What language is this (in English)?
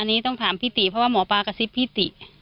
Thai